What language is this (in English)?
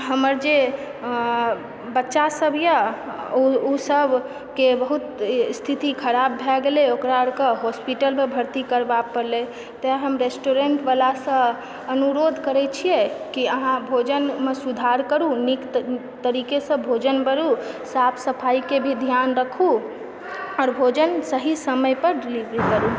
Maithili